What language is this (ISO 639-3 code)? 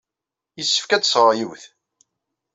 kab